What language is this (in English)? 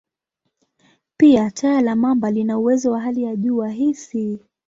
Swahili